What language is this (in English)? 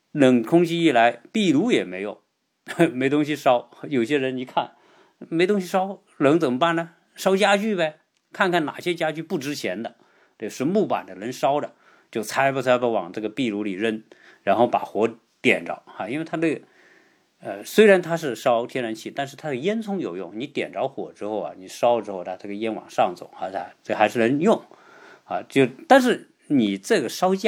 Chinese